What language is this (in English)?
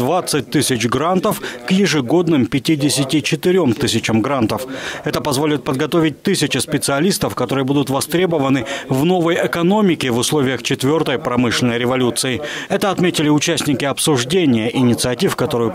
Russian